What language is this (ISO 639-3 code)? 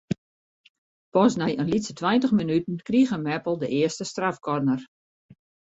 fry